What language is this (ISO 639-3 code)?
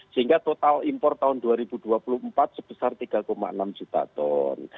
ind